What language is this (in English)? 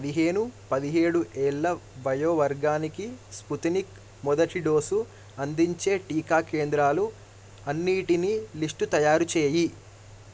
Telugu